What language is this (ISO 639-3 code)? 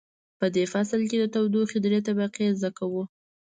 pus